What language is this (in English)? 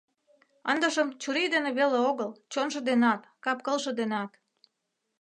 Mari